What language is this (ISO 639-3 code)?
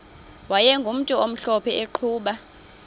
xho